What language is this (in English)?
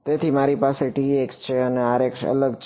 Gujarati